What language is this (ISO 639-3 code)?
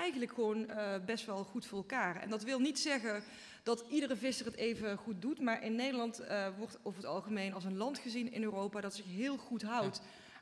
nld